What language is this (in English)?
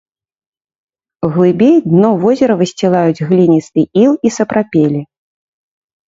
Belarusian